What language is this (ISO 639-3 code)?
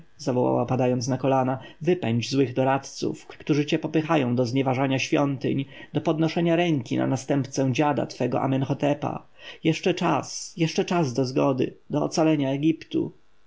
pol